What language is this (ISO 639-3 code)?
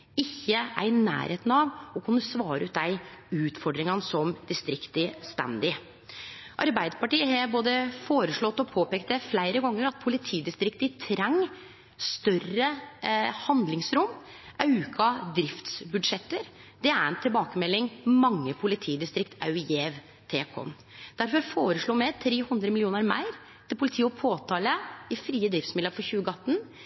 nno